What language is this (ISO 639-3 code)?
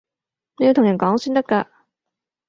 yue